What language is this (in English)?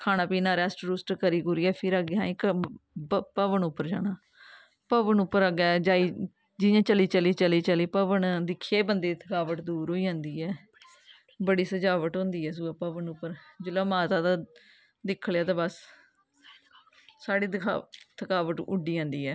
Dogri